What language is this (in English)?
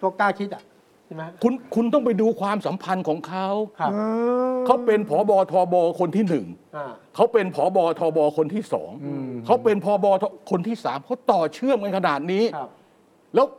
Thai